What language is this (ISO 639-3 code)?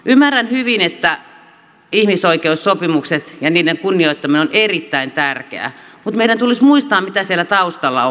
fin